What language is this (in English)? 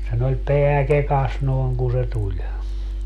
Finnish